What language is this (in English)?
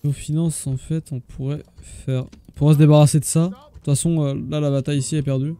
French